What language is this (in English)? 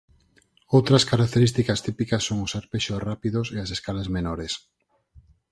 Galician